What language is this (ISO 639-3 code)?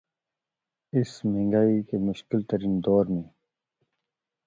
urd